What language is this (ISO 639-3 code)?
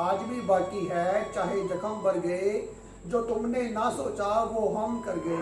hin